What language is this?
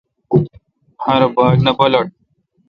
Kalkoti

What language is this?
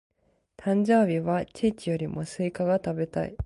Japanese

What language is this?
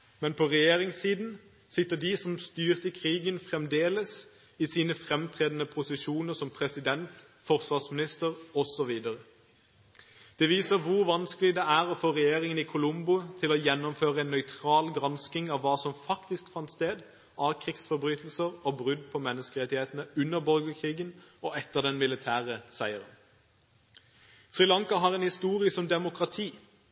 Norwegian Bokmål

